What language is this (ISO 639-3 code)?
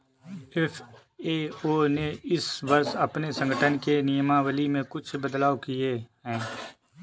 hin